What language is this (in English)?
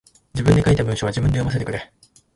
Japanese